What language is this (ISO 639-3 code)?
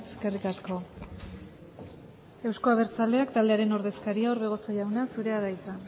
eus